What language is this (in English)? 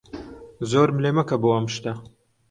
Central Kurdish